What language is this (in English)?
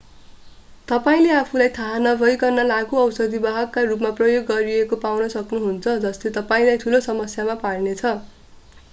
Nepali